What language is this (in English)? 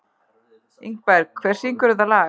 Icelandic